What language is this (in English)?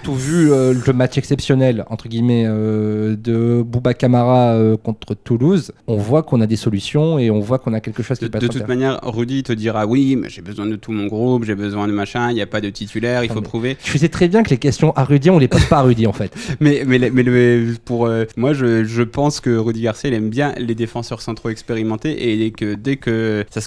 French